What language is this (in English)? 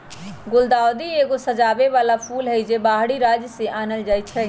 Magahi